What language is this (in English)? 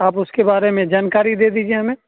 Urdu